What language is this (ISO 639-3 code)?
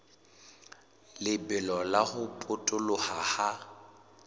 sot